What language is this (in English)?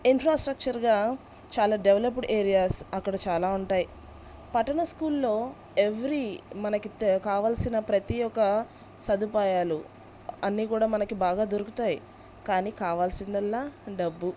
Telugu